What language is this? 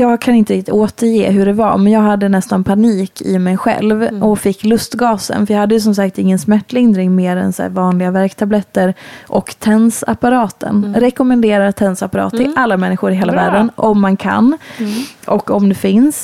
Swedish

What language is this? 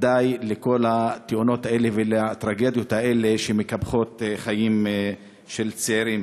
Hebrew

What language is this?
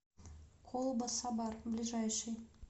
Russian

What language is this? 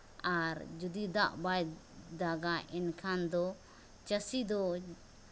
Santali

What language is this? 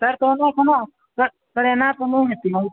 Maithili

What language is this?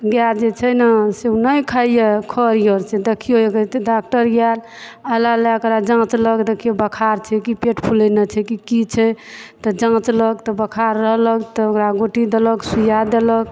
Maithili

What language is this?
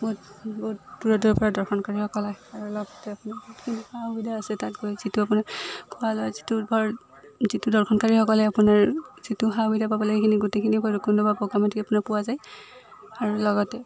Assamese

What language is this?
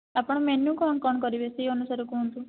Odia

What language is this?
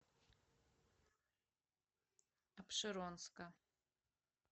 Russian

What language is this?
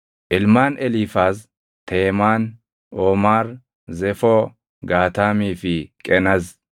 Oromo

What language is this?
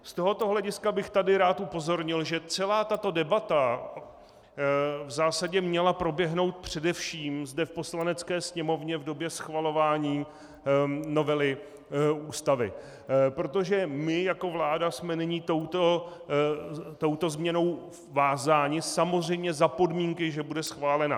Czech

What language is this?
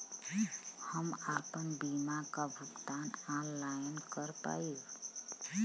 Bhojpuri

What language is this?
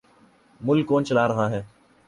Urdu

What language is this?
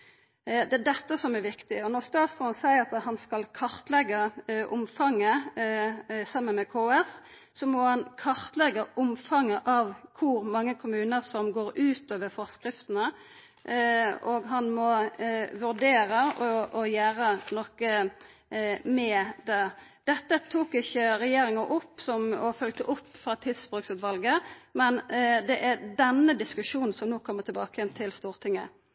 Norwegian Nynorsk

